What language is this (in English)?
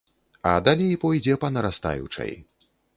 Belarusian